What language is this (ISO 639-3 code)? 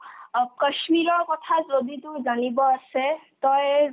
asm